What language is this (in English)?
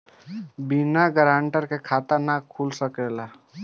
Bhojpuri